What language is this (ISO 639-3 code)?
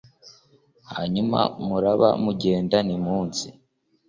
kin